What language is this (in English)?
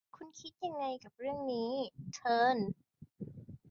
Thai